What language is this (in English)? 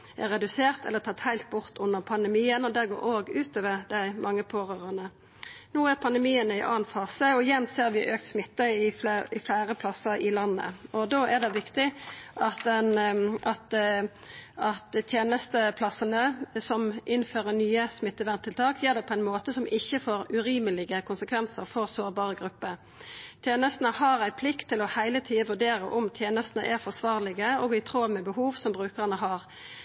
Norwegian Nynorsk